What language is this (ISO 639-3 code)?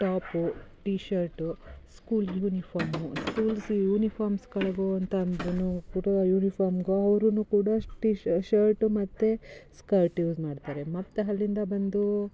kan